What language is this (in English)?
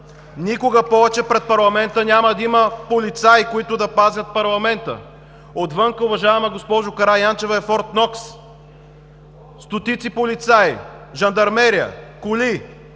Bulgarian